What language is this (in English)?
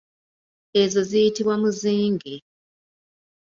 Ganda